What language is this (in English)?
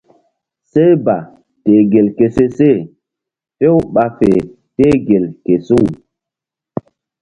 Mbum